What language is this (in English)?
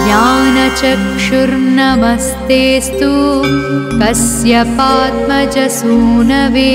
Telugu